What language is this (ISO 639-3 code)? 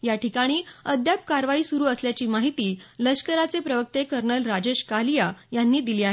mar